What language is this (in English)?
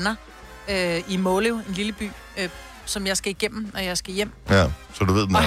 Danish